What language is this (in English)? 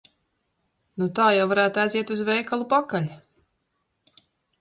Latvian